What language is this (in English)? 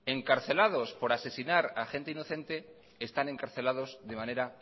Spanish